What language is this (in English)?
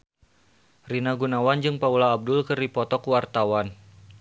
Sundanese